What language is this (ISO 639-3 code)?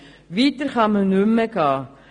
gsw